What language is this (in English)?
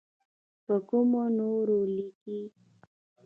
Pashto